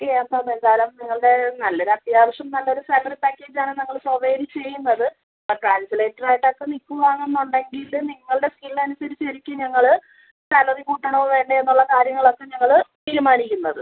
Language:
Malayalam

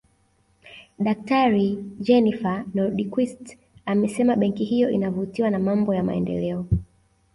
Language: Swahili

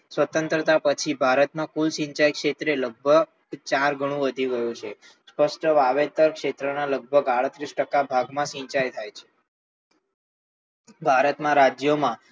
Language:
Gujarati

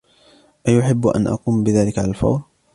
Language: Arabic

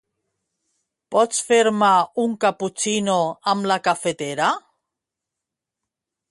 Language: Catalan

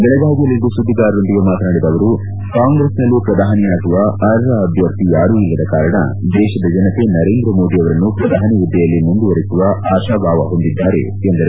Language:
Kannada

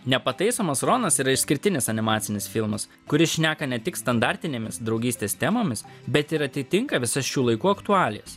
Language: Lithuanian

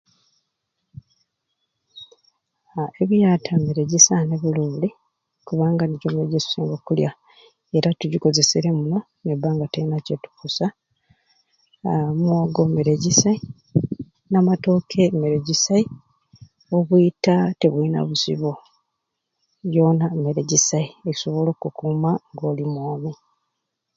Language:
Ruuli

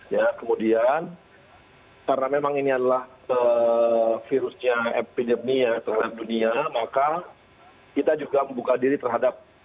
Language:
Indonesian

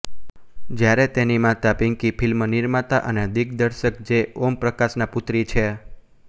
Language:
Gujarati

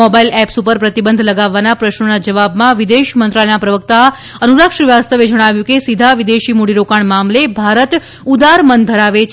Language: Gujarati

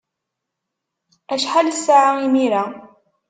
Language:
Kabyle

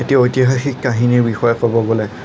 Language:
Assamese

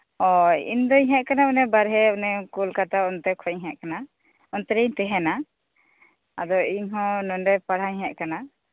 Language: Santali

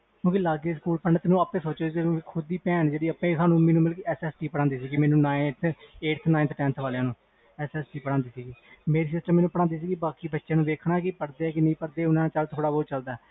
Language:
Punjabi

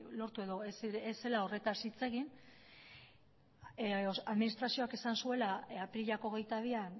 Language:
Basque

